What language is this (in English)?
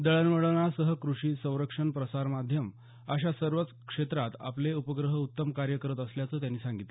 Marathi